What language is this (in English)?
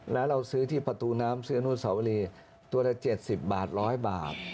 Thai